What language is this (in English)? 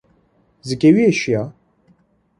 Kurdish